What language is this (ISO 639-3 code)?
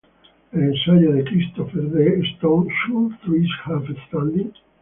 spa